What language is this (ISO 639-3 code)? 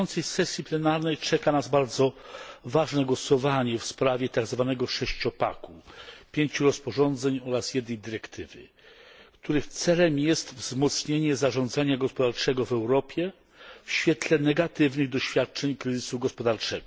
pol